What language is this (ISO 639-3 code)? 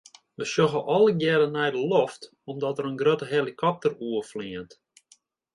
fry